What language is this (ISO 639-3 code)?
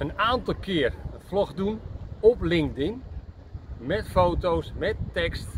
nld